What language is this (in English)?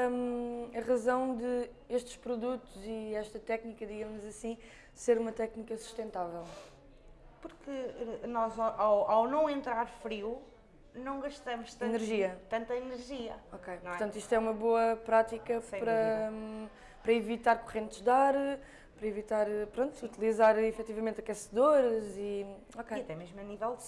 Portuguese